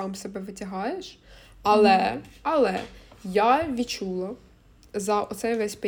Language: Ukrainian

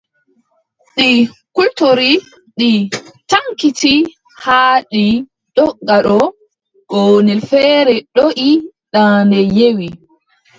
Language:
Adamawa Fulfulde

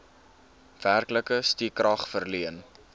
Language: Afrikaans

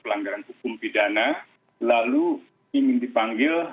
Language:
Indonesian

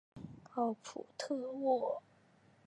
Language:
Chinese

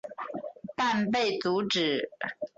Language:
Chinese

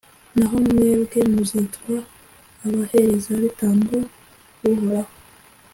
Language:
Kinyarwanda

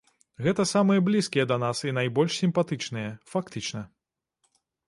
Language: Belarusian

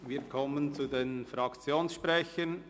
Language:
Swiss German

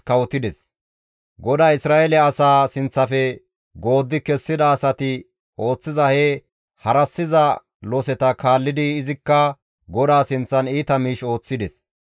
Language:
Gamo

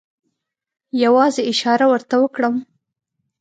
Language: Pashto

